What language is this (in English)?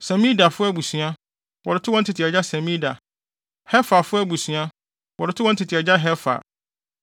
Akan